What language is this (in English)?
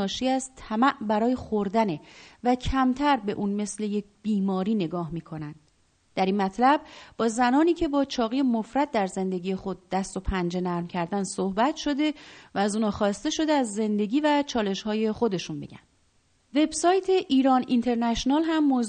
Persian